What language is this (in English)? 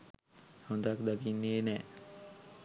Sinhala